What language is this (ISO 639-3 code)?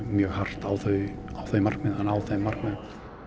isl